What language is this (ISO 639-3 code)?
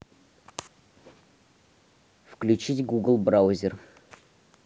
rus